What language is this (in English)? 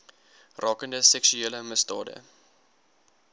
Afrikaans